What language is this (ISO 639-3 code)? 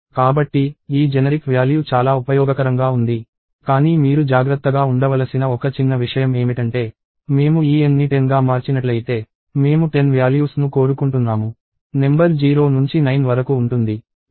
tel